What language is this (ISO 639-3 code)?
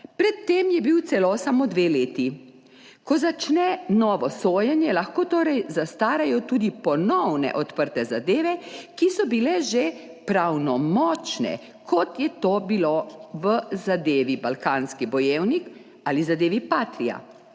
slv